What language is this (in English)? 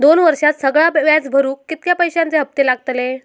Marathi